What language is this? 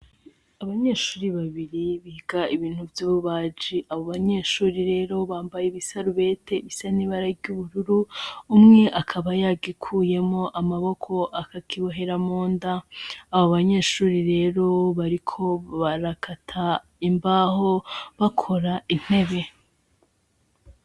Rundi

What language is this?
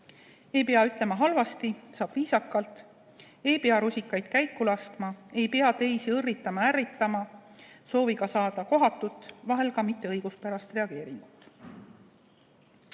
Estonian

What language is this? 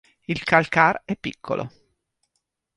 Italian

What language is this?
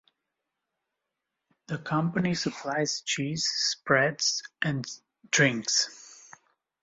English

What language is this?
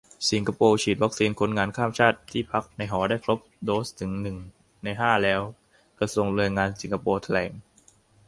Thai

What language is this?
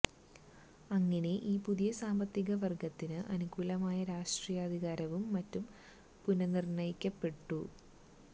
Malayalam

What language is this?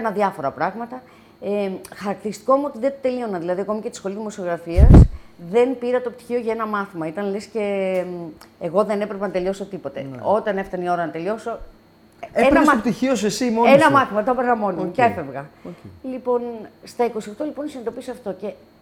Greek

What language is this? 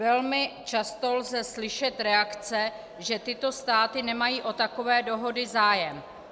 Czech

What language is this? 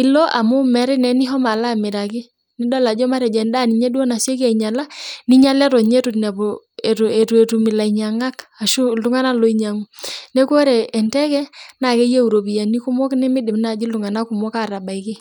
Masai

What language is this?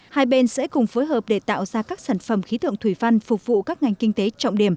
Vietnamese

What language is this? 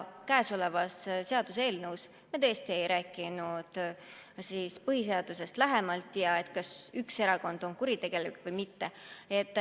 Estonian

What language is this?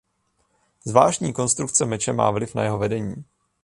Czech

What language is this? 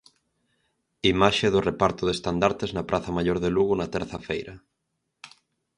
Galician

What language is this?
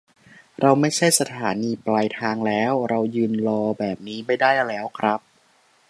Thai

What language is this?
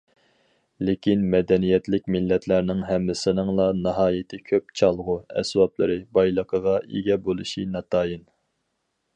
Uyghur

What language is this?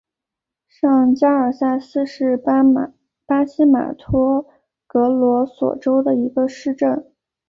Chinese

